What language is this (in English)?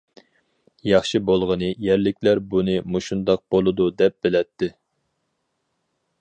Uyghur